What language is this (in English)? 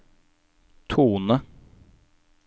Norwegian